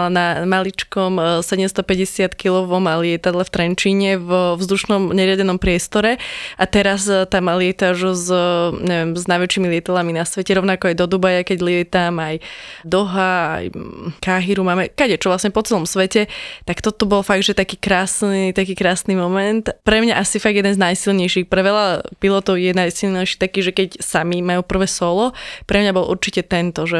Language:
Slovak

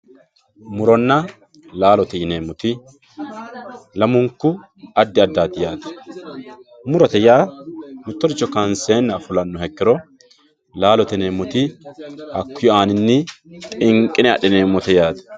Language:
Sidamo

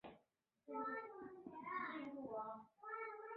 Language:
Chinese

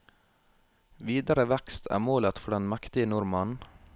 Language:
Norwegian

